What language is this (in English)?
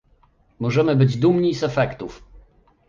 Polish